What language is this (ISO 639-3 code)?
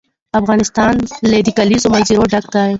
pus